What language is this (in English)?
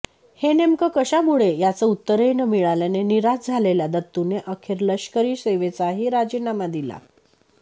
Marathi